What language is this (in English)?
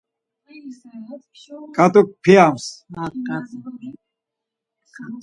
Laz